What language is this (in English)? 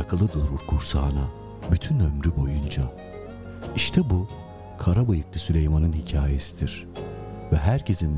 Turkish